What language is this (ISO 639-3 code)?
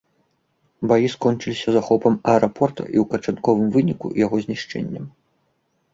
bel